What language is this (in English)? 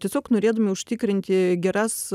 Lithuanian